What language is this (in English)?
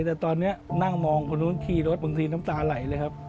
Thai